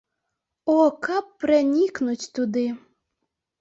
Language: Belarusian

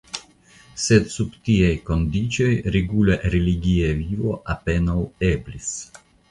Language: Esperanto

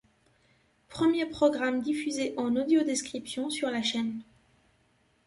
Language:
French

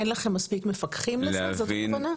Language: Hebrew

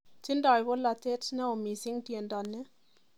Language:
Kalenjin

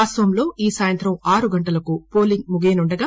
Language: Telugu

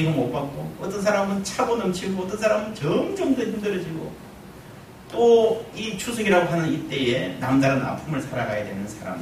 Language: Korean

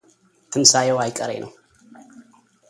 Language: Amharic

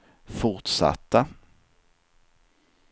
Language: Swedish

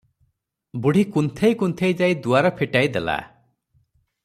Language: Odia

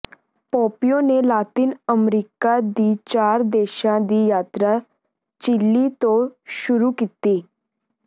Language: Punjabi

